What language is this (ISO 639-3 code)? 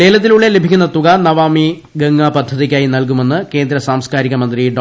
mal